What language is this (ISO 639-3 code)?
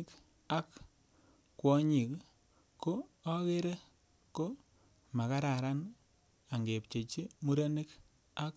kln